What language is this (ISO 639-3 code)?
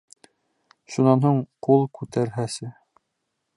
bak